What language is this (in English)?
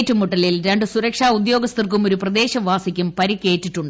Malayalam